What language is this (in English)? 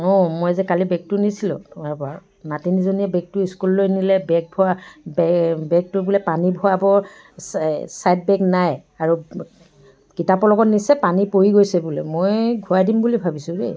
Assamese